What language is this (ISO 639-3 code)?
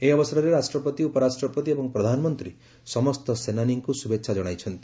ori